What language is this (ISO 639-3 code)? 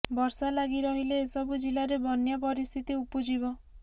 ori